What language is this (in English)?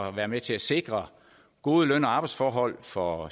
Danish